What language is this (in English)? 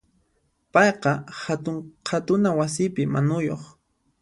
Puno Quechua